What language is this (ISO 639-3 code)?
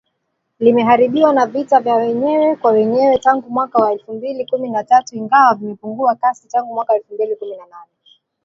swa